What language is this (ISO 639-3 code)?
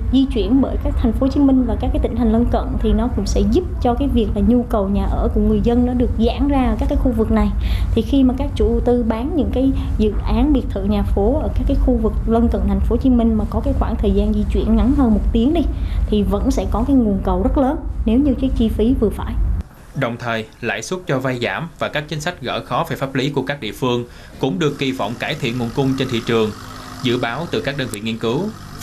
vie